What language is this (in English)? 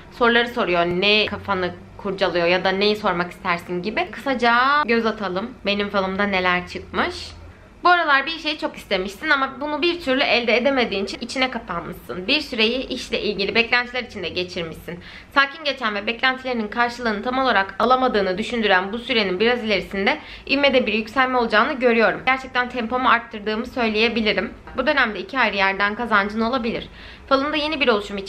Turkish